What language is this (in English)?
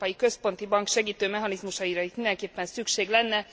Hungarian